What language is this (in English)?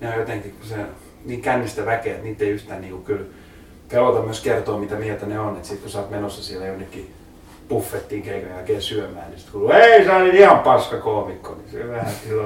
Finnish